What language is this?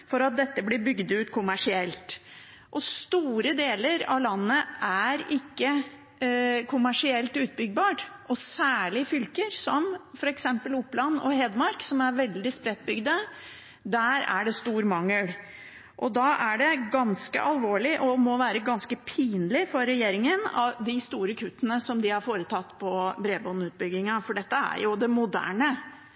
Norwegian Bokmål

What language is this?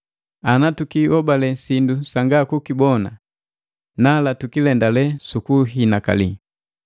Matengo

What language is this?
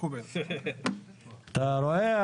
Hebrew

